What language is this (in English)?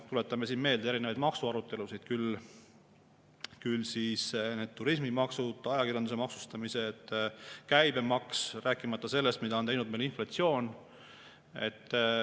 Estonian